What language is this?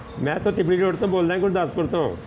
Punjabi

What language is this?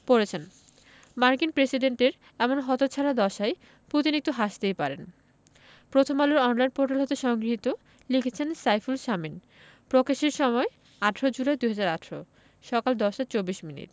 Bangla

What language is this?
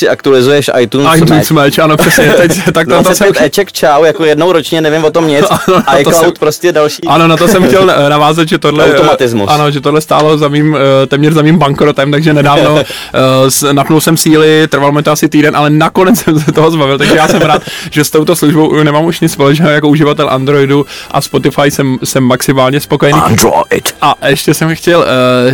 Czech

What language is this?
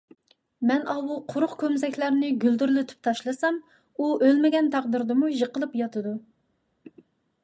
Uyghur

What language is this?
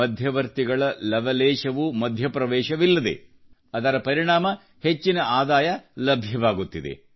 Kannada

